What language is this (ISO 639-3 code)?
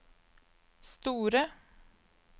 nor